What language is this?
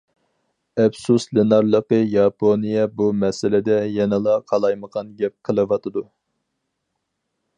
Uyghur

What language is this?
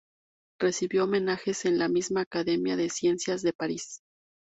Spanish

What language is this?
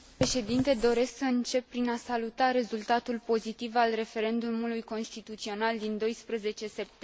Romanian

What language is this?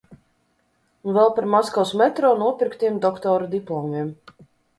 Latvian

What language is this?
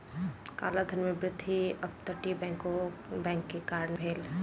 Maithili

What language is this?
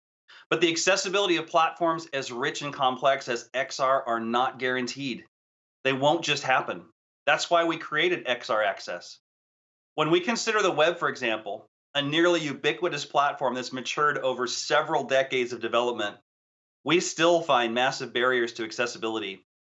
English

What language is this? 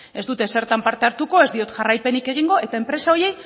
Basque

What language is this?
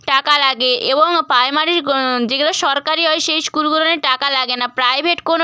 Bangla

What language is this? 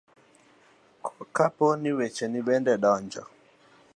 Luo (Kenya and Tanzania)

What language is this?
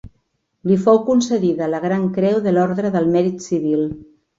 Catalan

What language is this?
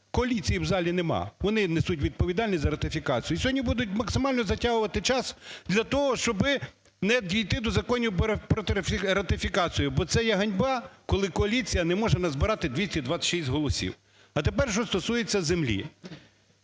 Ukrainian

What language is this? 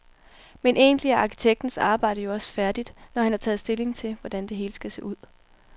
Danish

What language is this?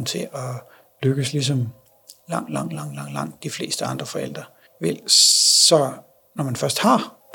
Danish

